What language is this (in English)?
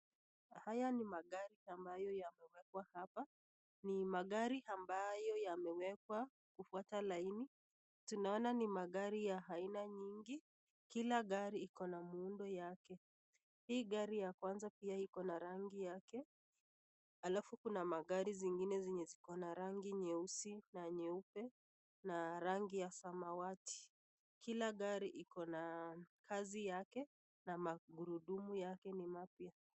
Swahili